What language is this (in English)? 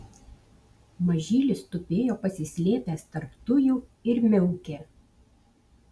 Lithuanian